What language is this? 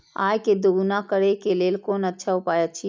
Maithili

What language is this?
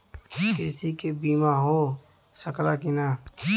Bhojpuri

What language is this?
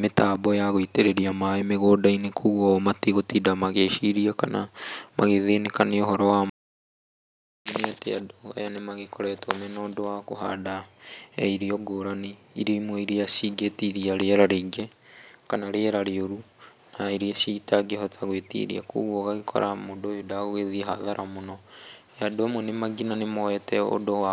Kikuyu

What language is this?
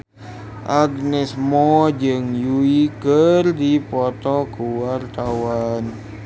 Sundanese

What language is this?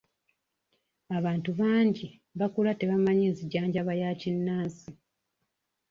Ganda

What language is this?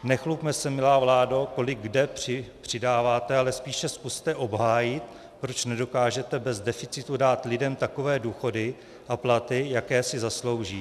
Czech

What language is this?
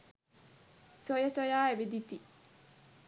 Sinhala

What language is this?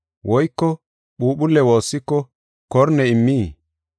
Gofa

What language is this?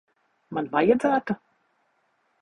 Latvian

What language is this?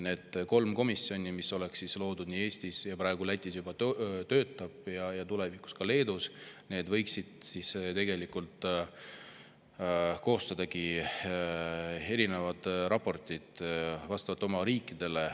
Estonian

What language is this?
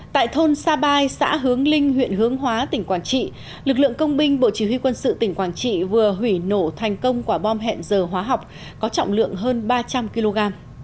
Vietnamese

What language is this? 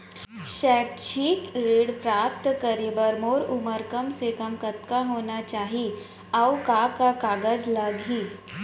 Chhattisgarhi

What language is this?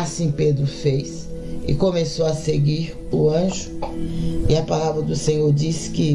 Portuguese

